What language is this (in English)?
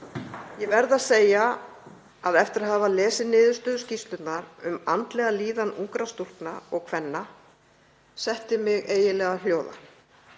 Icelandic